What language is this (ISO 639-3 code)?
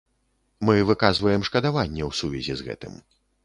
bel